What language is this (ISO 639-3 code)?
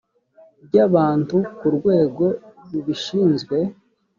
kin